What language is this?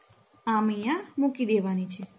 Gujarati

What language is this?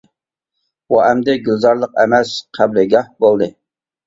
Uyghur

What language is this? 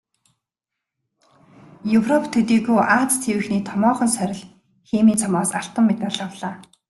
Mongolian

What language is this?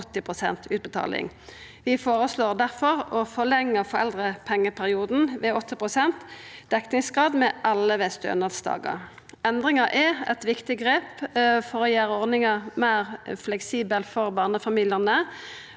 Norwegian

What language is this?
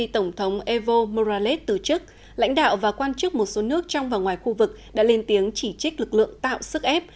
Vietnamese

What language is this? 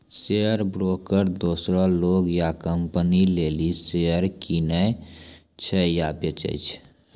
Maithili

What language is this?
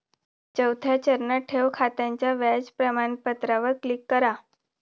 Marathi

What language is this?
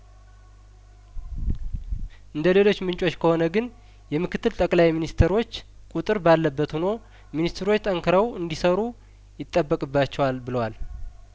Amharic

